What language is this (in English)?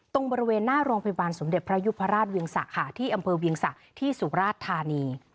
Thai